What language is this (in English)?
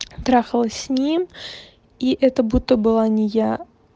Russian